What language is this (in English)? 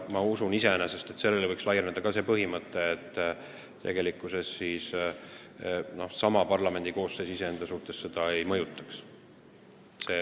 Estonian